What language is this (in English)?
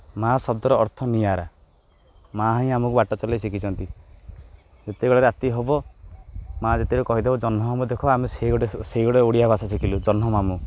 Odia